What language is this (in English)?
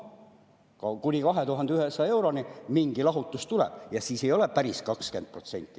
Estonian